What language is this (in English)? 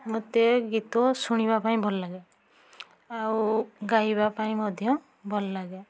Odia